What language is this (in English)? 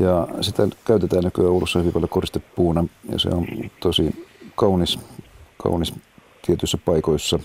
Finnish